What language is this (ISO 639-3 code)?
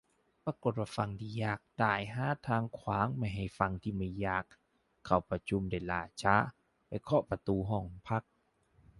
tha